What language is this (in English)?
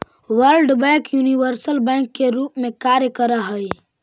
Magahi